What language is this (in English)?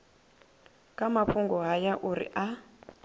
Venda